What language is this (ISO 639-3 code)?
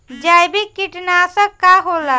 bho